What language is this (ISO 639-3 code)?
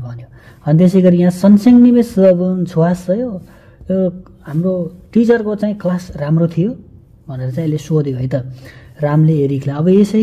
kor